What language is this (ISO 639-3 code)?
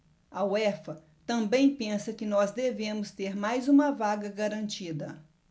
por